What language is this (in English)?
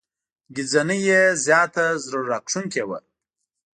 Pashto